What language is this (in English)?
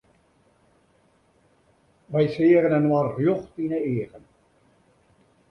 Western Frisian